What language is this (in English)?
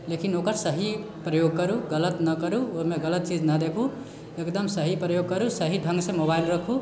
Maithili